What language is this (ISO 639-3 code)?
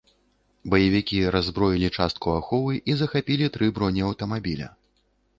bel